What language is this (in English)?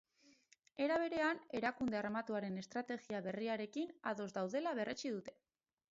Basque